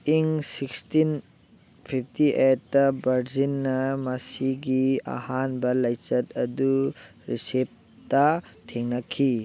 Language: Manipuri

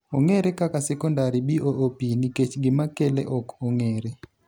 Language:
Luo (Kenya and Tanzania)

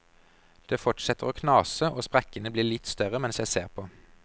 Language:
Norwegian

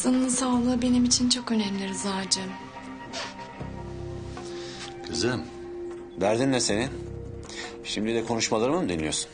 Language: Turkish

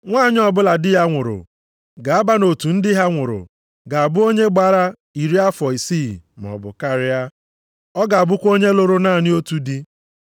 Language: Igbo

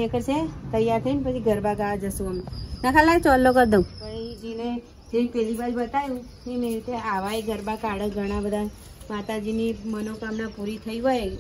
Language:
Thai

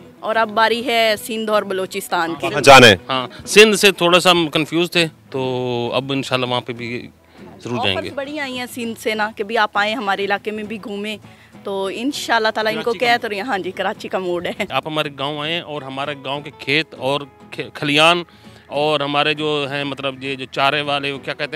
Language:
Hindi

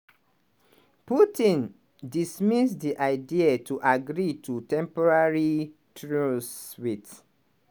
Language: Nigerian Pidgin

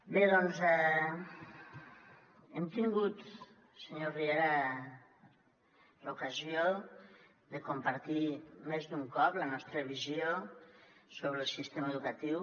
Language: Catalan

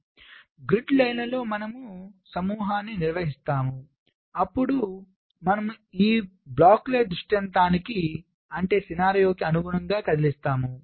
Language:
Telugu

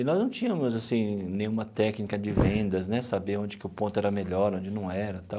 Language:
Portuguese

